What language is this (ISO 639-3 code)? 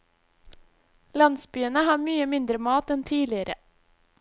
nor